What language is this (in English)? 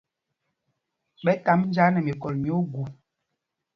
Mpumpong